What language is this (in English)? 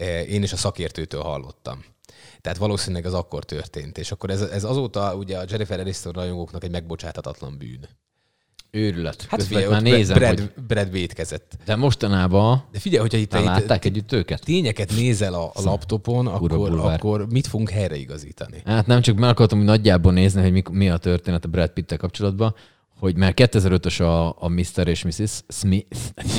Hungarian